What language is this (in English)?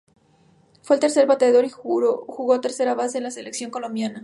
Spanish